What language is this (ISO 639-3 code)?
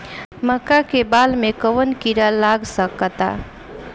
bho